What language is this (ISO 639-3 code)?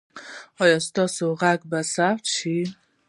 pus